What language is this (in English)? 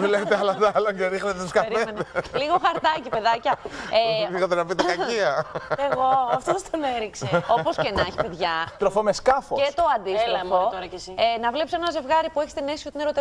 Greek